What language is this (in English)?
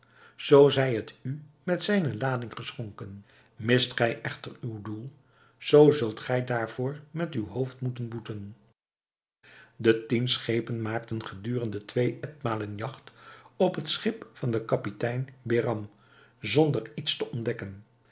Dutch